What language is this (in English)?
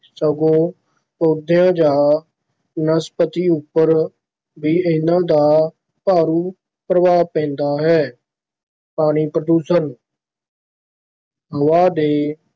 Punjabi